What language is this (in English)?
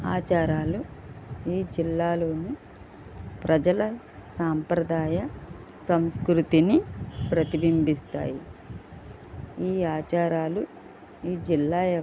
Telugu